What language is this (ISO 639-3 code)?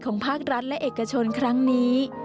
tha